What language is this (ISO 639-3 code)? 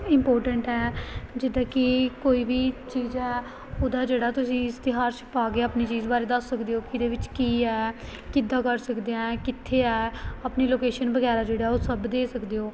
pan